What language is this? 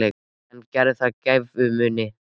Icelandic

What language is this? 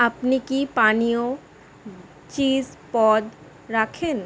Bangla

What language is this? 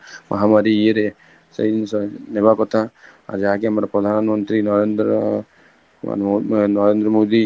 Odia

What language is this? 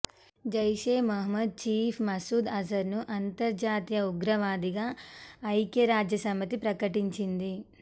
Telugu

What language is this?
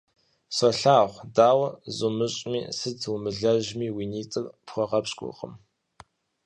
Kabardian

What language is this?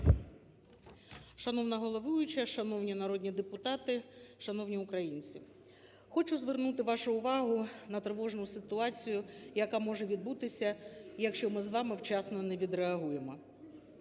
Ukrainian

